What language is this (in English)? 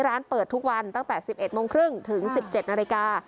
Thai